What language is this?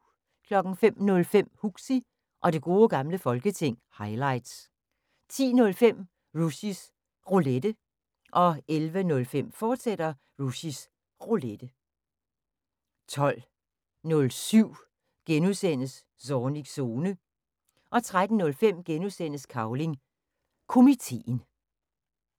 Danish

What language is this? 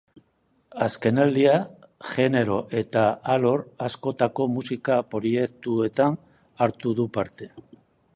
Basque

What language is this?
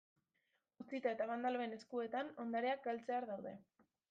Basque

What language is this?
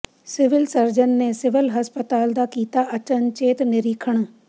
Punjabi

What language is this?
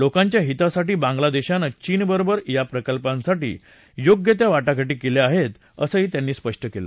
Marathi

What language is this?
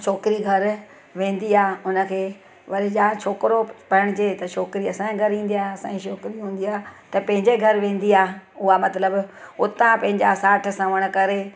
Sindhi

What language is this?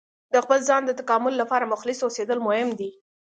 Pashto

